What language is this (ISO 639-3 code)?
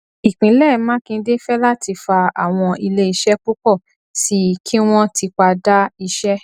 yor